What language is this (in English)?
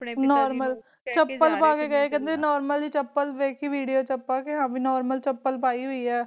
Punjabi